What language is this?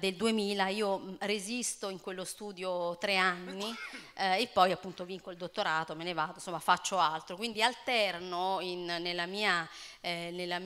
Italian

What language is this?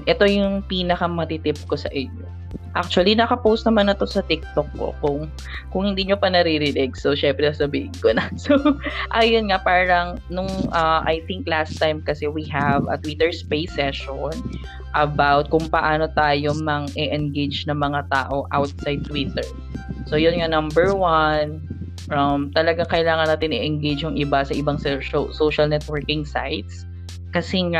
Filipino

